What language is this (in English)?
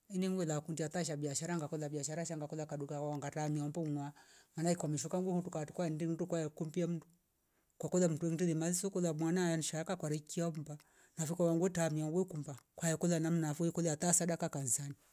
Rombo